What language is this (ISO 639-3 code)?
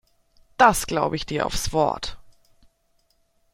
deu